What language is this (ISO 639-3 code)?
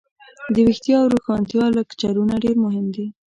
pus